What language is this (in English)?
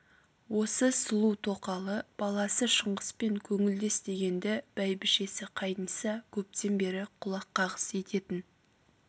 Kazakh